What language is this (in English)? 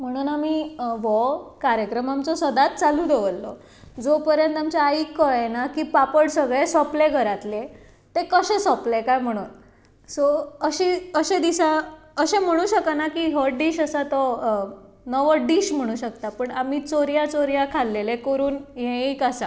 Konkani